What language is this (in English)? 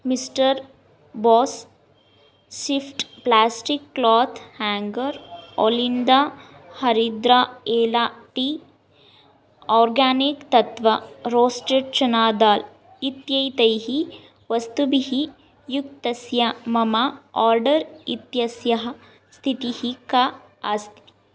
Sanskrit